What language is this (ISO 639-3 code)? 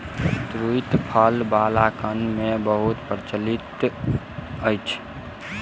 mai